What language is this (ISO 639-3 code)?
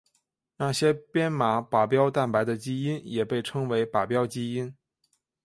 zho